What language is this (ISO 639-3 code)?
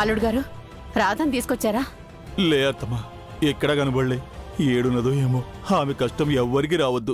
tel